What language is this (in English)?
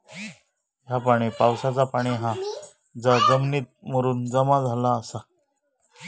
Marathi